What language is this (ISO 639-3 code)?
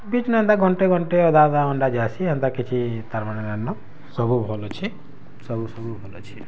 ori